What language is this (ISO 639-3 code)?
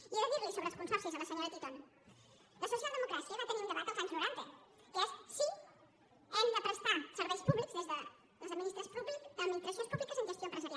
cat